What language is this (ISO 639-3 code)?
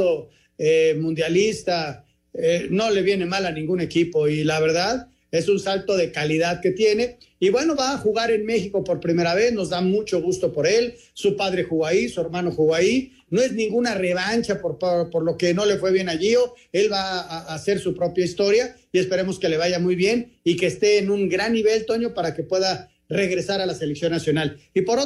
spa